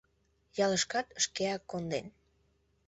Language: Mari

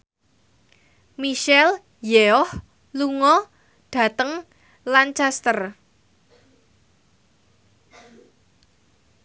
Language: Javanese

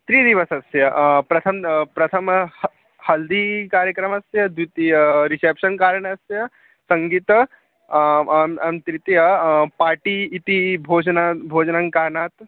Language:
Sanskrit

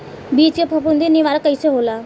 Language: Bhojpuri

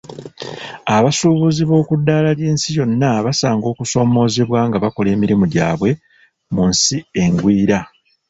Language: Ganda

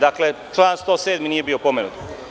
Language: Serbian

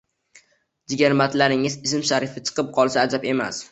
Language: Uzbek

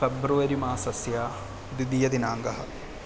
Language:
Sanskrit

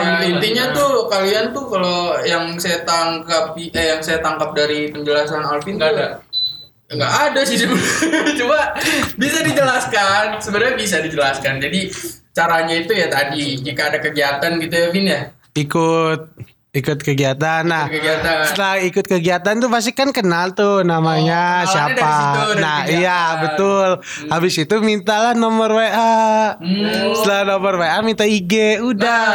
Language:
Indonesian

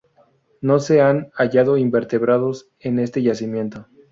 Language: Spanish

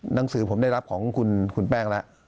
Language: Thai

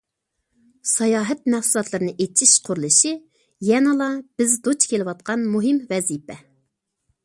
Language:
Uyghur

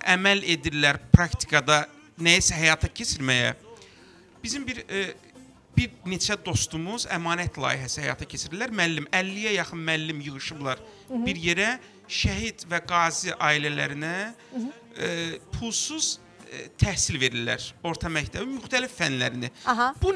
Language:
Turkish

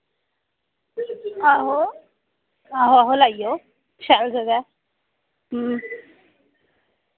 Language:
Dogri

